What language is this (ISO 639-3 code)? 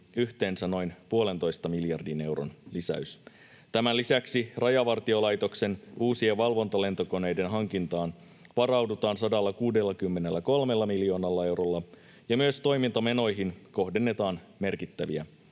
fin